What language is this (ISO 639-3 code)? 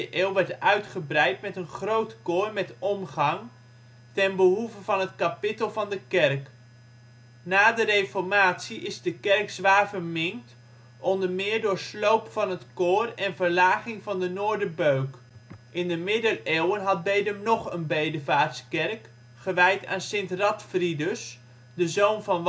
nld